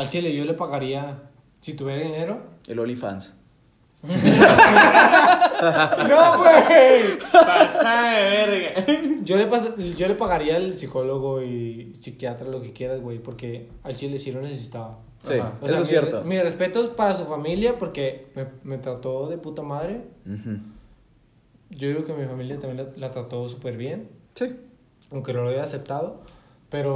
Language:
Spanish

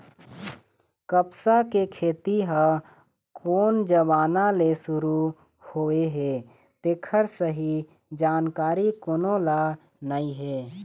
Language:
Chhattisgarhi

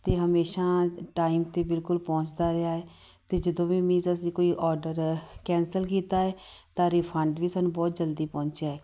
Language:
Punjabi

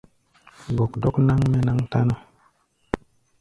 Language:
Gbaya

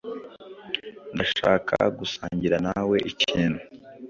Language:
Kinyarwanda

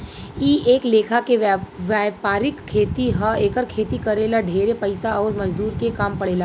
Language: Bhojpuri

